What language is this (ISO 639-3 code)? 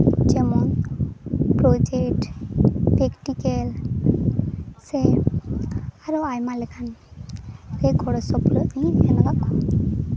sat